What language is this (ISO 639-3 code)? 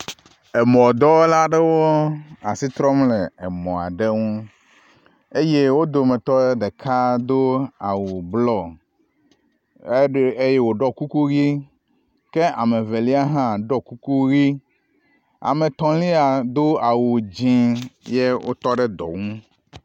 ewe